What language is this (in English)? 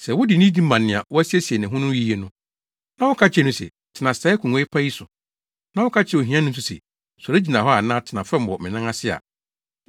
Akan